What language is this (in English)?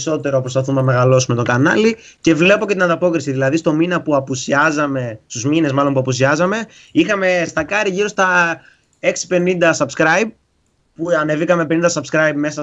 Greek